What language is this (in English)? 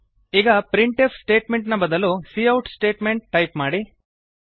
Kannada